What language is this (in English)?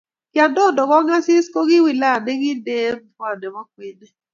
Kalenjin